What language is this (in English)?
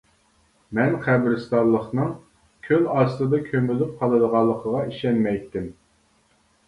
Uyghur